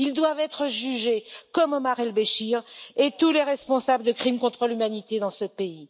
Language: French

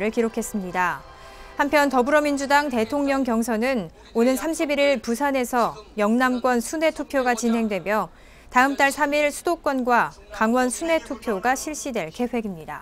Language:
Korean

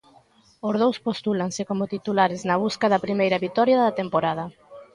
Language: Galician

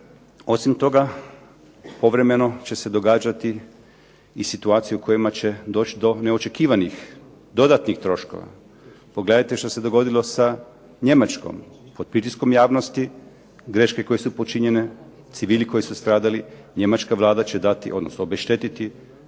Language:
Croatian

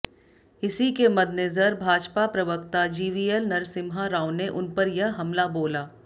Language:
Hindi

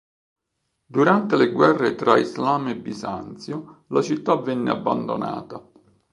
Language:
Italian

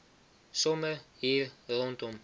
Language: Afrikaans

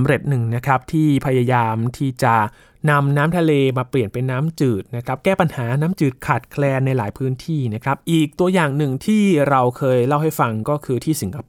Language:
Thai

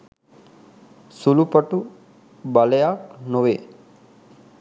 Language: Sinhala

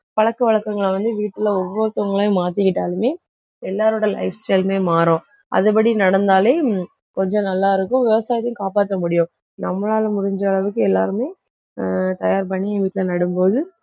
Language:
Tamil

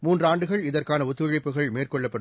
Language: Tamil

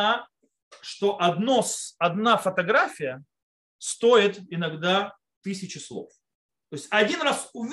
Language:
Russian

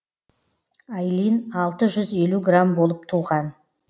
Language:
Kazakh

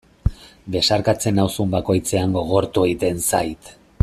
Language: Basque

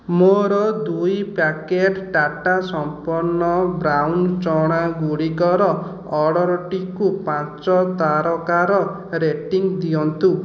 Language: Odia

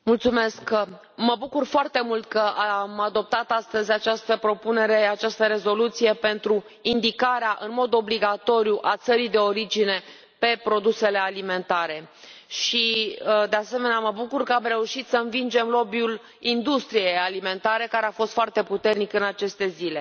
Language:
Romanian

